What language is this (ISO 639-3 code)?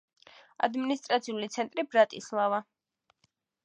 kat